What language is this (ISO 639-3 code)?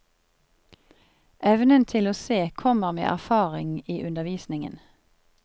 nor